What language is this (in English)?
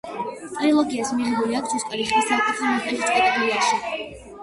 Georgian